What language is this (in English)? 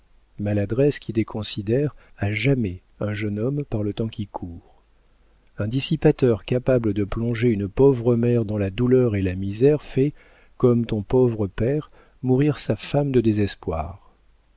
French